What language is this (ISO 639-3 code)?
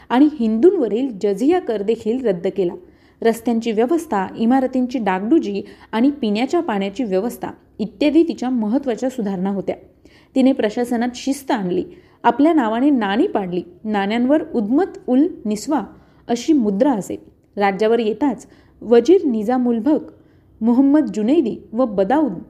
mar